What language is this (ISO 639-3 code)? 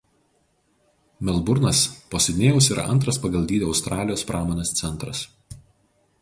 lit